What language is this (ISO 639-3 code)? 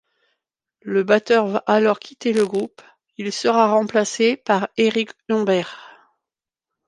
fra